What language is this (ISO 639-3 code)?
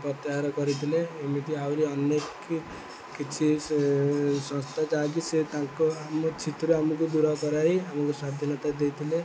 ori